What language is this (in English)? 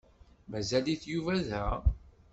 Kabyle